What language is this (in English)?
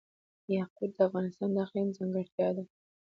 Pashto